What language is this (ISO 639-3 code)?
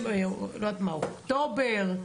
heb